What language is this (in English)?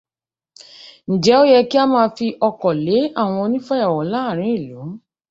Yoruba